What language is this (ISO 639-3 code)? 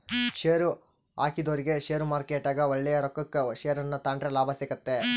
kan